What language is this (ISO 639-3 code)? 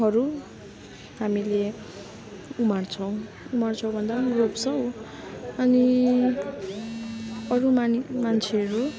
nep